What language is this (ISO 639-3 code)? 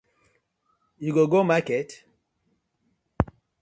pcm